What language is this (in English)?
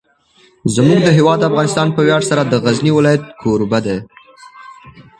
Pashto